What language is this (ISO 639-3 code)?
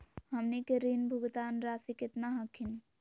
mag